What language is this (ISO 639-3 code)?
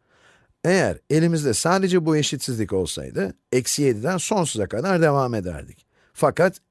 tur